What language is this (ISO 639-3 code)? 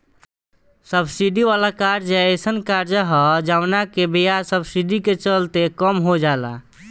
bho